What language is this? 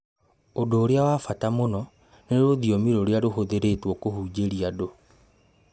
Kikuyu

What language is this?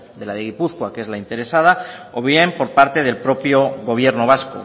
Spanish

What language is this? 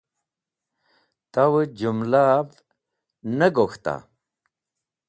Wakhi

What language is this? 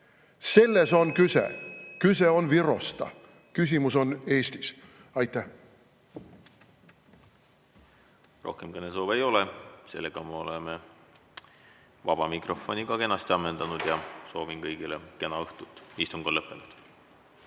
Estonian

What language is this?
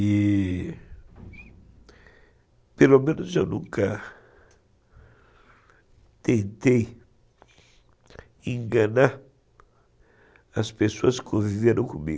Portuguese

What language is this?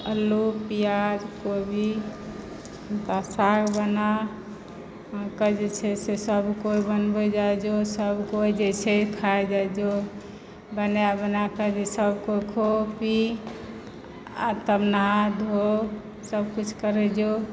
Maithili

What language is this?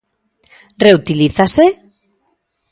Galician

